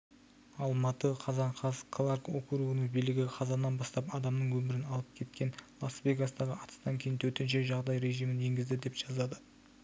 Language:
Kazakh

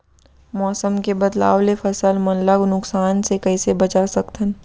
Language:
Chhattisgarhi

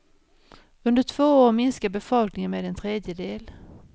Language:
Swedish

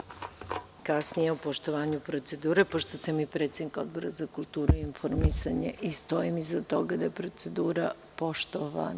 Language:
Serbian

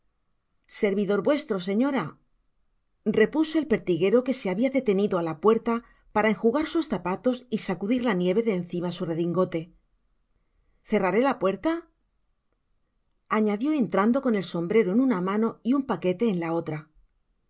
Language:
Spanish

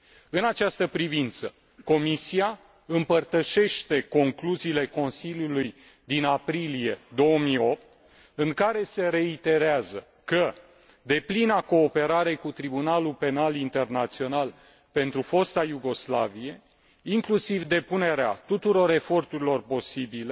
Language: Romanian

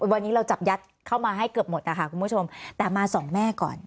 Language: Thai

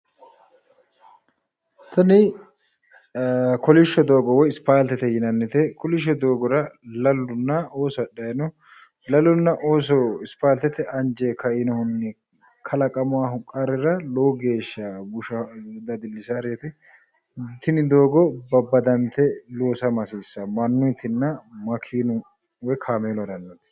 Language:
Sidamo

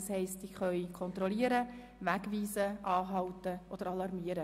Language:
Swiss German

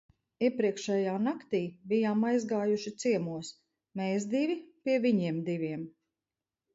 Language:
Latvian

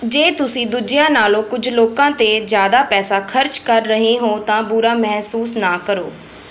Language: Punjabi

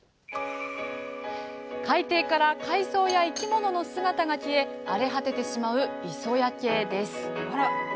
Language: Japanese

